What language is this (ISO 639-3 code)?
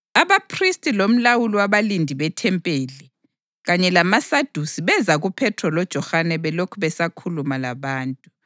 nde